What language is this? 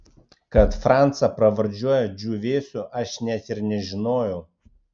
Lithuanian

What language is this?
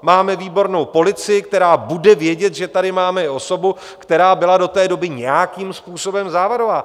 Czech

